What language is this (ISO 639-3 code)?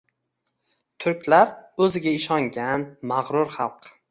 uzb